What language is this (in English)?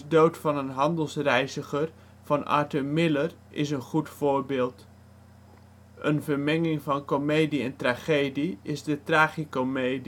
Dutch